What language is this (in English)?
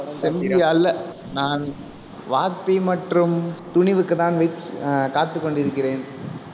Tamil